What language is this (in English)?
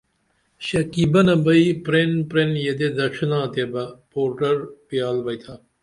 Dameli